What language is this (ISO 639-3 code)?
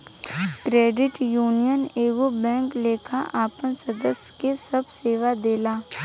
bho